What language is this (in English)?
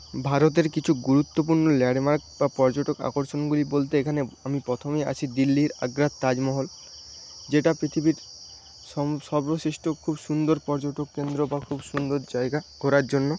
Bangla